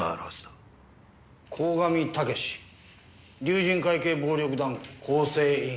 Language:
Japanese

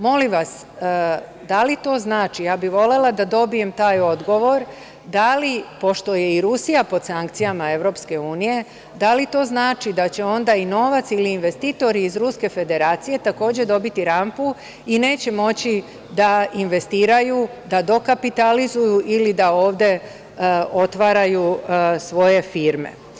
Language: Serbian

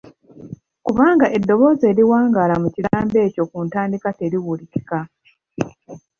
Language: Ganda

